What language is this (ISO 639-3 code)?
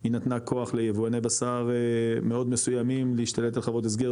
heb